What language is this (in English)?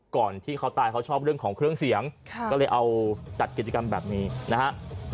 Thai